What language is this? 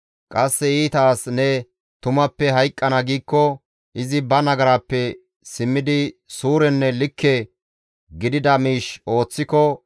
Gamo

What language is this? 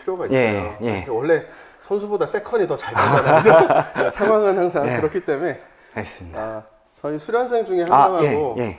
Korean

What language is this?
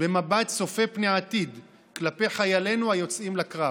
Hebrew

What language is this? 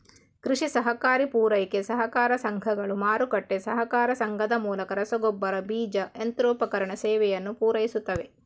Kannada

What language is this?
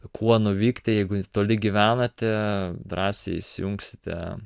Lithuanian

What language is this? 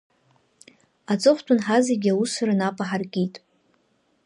Abkhazian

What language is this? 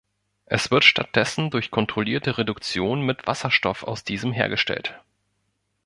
German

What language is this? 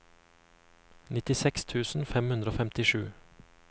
Norwegian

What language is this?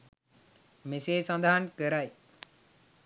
Sinhala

